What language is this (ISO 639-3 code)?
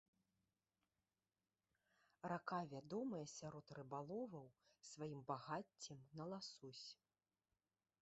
bel